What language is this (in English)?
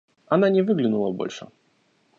Russian